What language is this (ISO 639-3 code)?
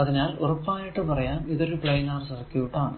mal